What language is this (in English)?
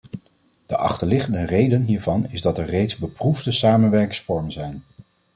Dutch